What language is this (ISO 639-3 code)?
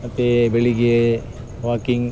kan